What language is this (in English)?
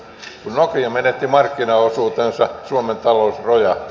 Finnish